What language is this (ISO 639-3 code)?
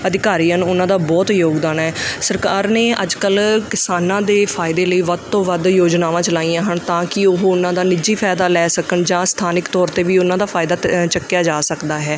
pan